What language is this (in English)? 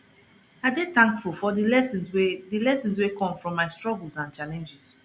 Nigerian Pidgin